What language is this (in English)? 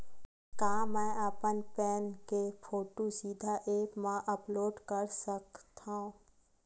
Chhattisgarhi